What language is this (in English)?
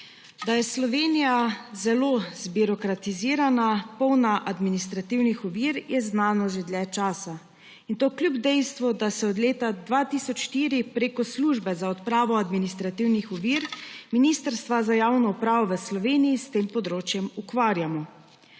Slovenian